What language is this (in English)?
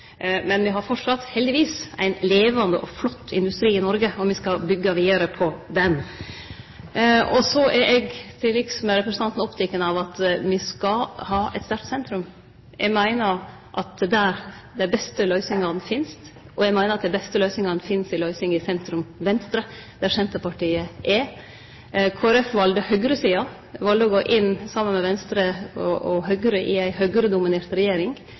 Norwegian Nynorsk